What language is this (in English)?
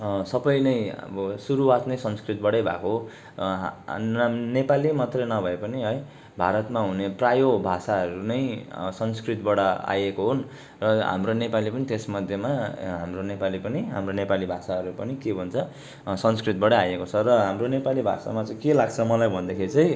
Nepali